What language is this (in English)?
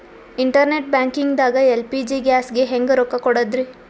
Kannada